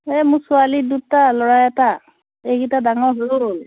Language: Assamese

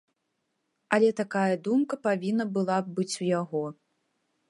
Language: Belarusian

